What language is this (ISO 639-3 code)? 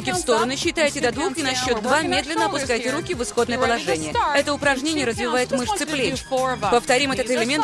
rus